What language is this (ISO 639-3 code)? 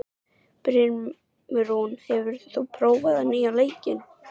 isl